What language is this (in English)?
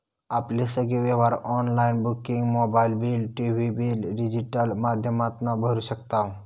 Marathi